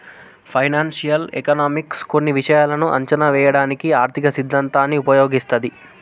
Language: Telugu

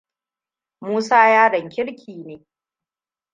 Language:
Hausa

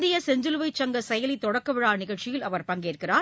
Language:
Tamil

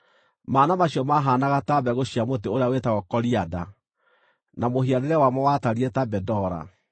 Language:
Kikuyu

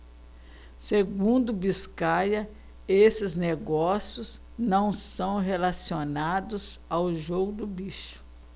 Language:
Portuguese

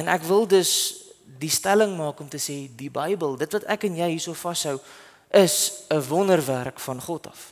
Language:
Dutch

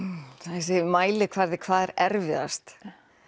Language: Icelandic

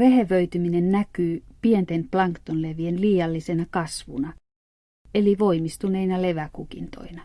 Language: Finnish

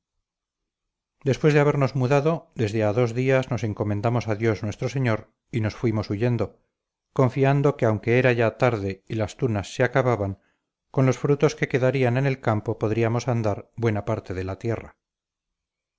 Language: Spanish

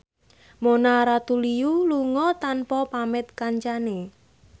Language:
Javanese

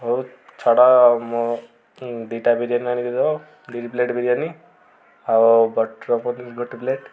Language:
Odia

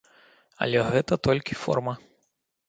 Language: Belarusian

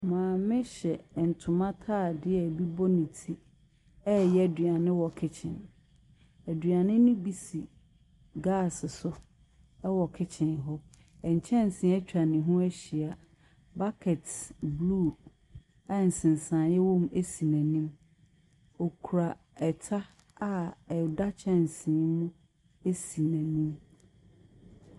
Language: Akan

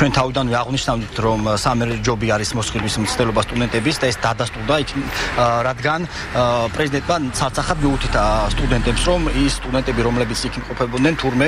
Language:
Romanian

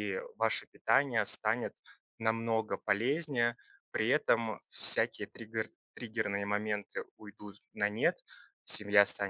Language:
Russian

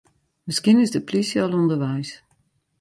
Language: Western Frisian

